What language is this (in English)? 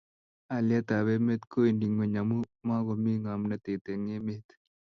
Kalenjin